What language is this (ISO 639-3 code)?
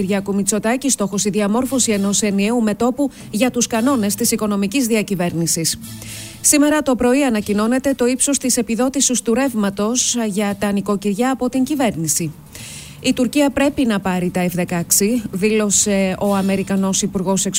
ell